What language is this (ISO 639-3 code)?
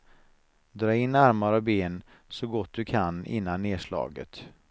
swe